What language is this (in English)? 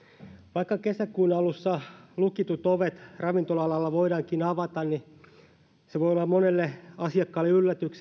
Finnish